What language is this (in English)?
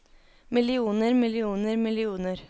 Norwegian